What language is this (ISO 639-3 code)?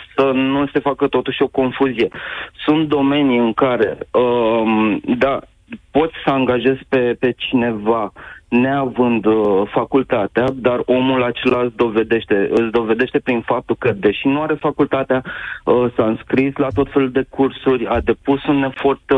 ron